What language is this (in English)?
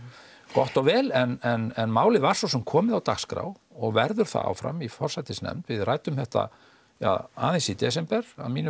Icelandic